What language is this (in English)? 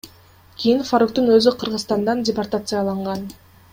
Kyrgyz